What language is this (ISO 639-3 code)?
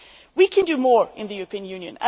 eng